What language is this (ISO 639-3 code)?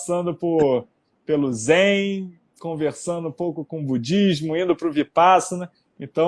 por